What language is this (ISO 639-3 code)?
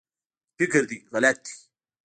pus